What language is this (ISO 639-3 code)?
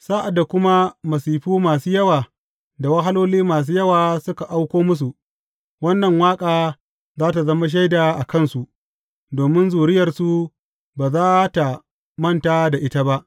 hau